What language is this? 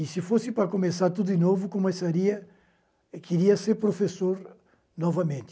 Portuguese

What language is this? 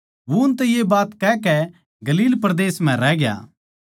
Haryanvi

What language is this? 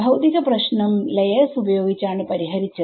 Malayalam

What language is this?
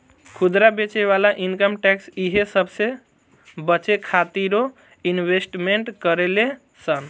Bhojpuri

